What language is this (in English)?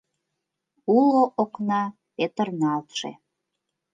Mari